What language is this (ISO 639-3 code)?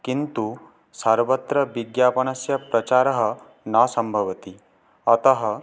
san